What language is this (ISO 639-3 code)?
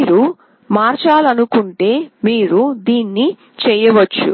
tel